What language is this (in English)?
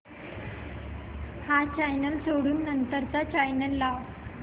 Marathi